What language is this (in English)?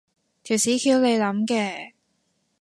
Cantonese